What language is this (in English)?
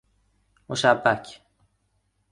Persian